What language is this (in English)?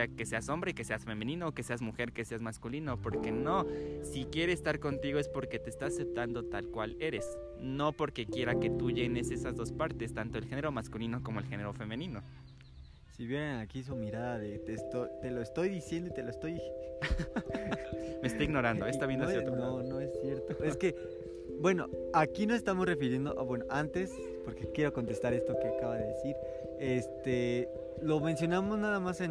Spanish